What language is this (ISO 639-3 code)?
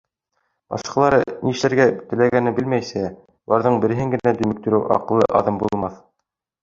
bak